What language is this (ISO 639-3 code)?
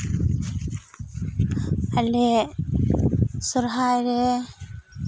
sat